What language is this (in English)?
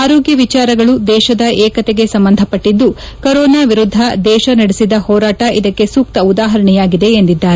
Kannada